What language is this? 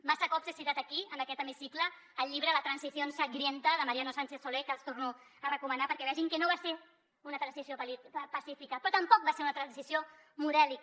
Catalan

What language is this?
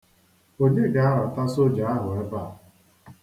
Igbo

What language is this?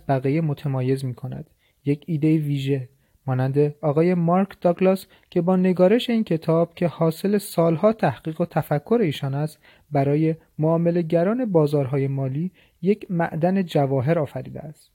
Persian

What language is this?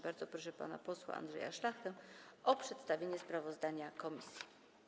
Polish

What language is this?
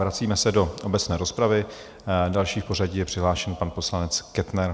Czech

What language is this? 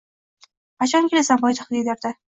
Uzbek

